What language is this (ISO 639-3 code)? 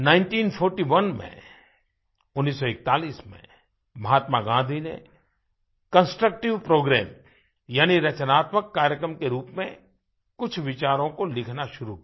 hin